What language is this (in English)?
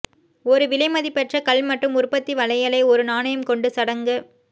Tamil